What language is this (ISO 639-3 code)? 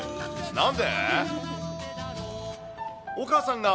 jpn